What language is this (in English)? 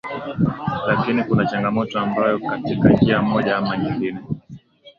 Swahili